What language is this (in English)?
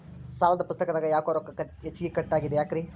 Kannada